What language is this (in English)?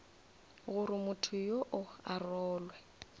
Northern Sotho